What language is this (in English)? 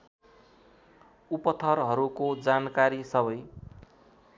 Nepali